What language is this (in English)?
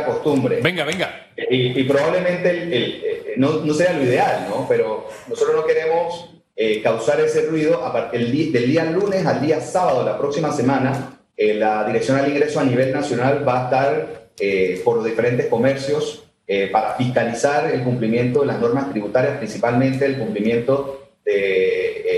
Spanish